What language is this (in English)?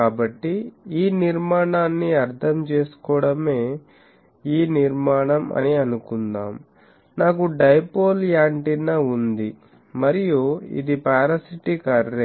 Telugu